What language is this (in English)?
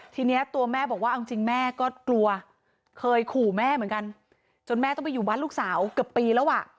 Thai